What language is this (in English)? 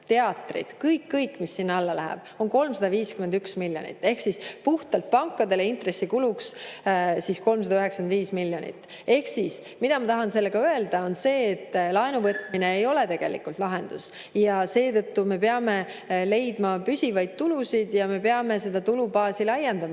Estonian